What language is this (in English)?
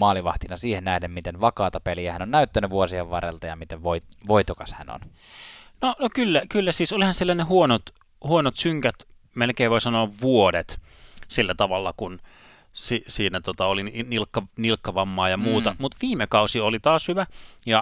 Finnish